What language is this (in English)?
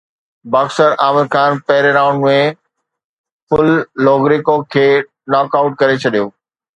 Sindhi